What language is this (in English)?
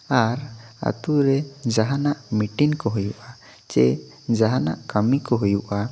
Santali